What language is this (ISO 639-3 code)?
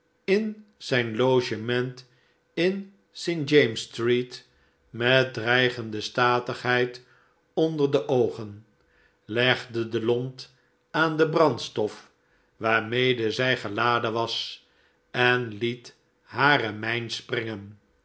nld